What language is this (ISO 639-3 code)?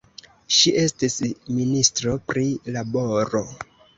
epo